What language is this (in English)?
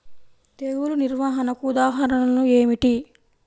Telugu